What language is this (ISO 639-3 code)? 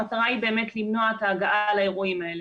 heb